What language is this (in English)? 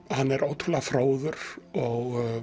Icelandic